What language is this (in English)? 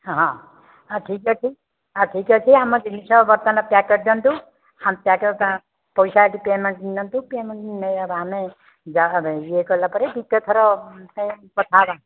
Odia